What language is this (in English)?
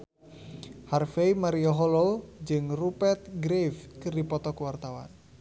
Sundanese